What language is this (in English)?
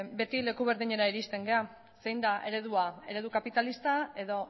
Basque